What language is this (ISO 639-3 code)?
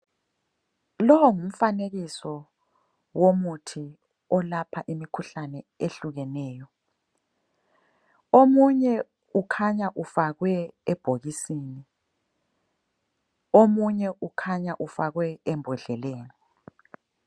nde